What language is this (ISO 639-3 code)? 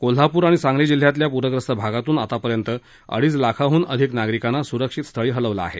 mar